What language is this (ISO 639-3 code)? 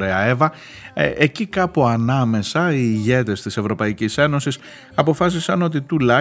ell